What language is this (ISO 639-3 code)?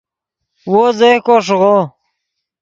ydg